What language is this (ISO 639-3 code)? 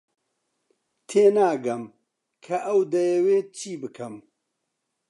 ckb